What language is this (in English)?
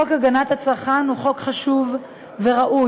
Hebrew